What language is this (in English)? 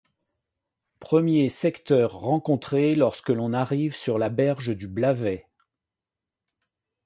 French